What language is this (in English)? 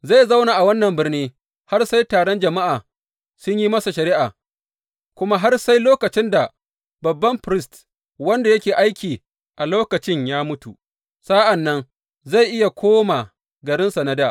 Hausa